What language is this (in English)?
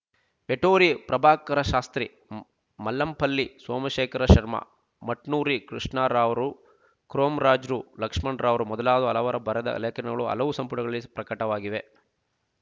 Kannada